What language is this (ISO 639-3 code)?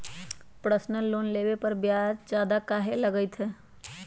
mag